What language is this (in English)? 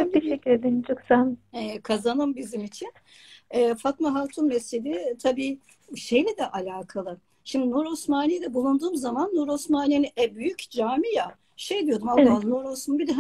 Turkish